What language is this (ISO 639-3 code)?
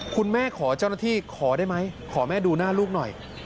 tha